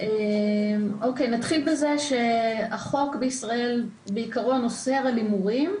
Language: Hebrew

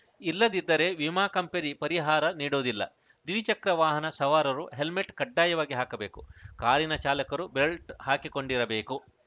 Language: Kannada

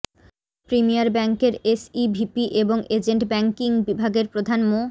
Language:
Bangla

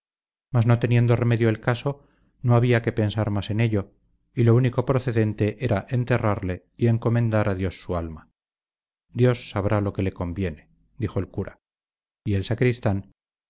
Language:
Spanish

